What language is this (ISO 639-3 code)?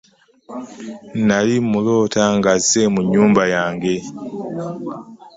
lug